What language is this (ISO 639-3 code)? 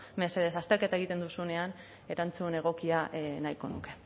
eus